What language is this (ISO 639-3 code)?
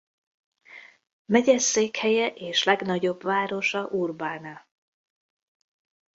hun